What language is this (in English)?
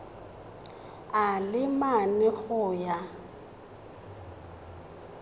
Tswana